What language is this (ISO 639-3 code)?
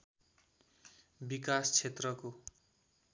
nep